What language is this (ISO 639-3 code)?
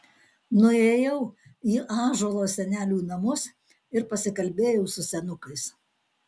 lit